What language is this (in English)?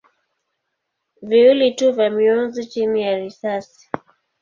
Swahili